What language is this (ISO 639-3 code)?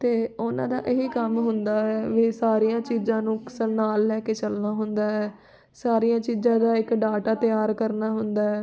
pan